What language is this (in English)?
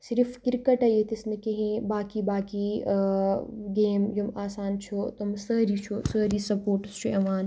Kashmiri